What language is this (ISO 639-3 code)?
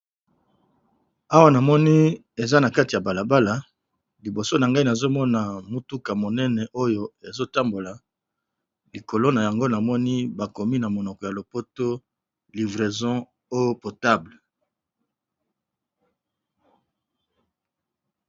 lin